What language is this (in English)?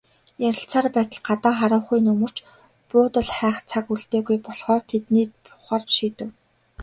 Mongolian